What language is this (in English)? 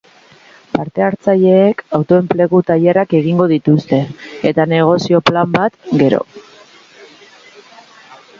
Basque